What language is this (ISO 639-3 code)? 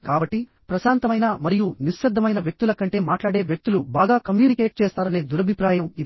tel